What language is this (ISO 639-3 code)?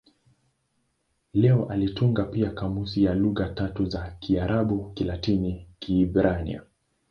swa